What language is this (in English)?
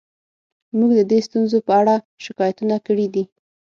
Pashto